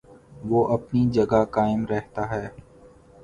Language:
Urdu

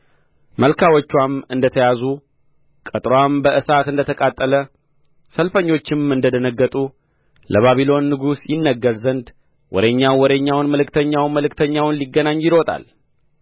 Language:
Amharic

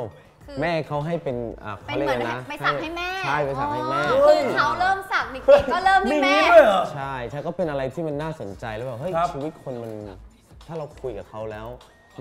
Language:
Thai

